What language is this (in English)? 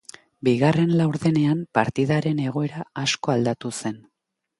Basque